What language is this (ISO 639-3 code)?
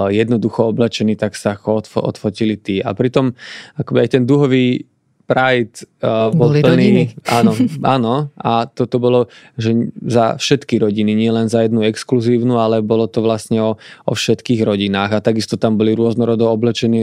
slk